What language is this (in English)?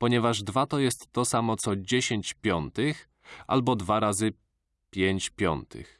Polish